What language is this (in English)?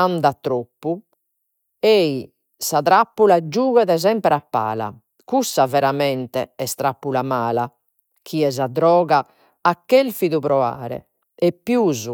Sardinian